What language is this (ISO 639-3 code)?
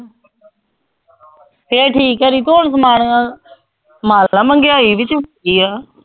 pan